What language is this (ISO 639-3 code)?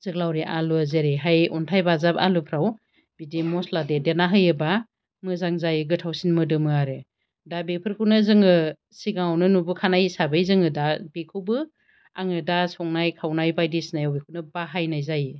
brx